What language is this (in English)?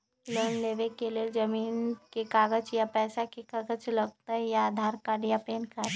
Magahi